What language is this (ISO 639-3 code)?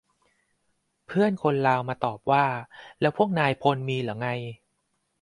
tha